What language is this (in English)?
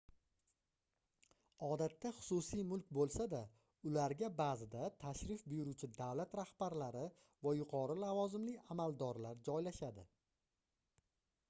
Uzbek